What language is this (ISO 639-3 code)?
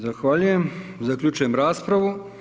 hrv